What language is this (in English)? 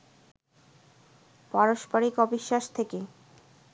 Bangla